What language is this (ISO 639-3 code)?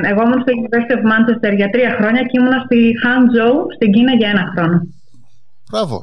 ell